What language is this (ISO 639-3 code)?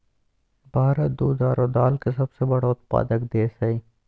mag